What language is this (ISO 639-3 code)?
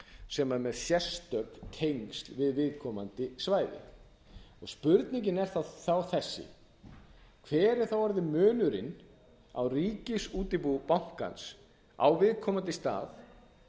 isl